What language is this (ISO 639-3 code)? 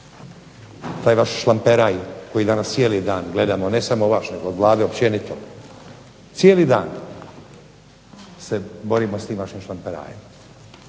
hrv